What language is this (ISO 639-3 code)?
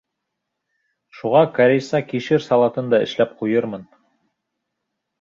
bak